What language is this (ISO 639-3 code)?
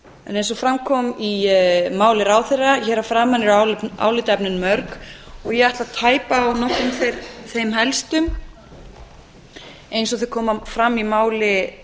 isl